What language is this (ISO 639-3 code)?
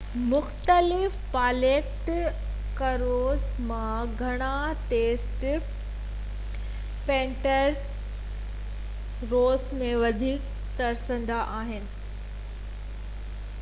snd